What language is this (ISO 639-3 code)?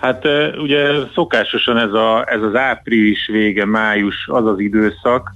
hun